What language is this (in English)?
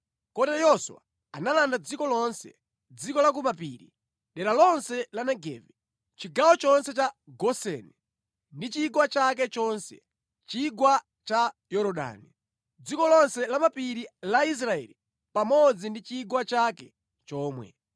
Nyanja